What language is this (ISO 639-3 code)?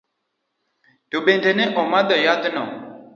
luo